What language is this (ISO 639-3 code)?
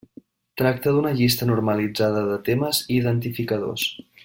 cat